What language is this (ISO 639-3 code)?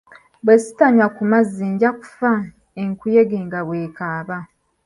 lug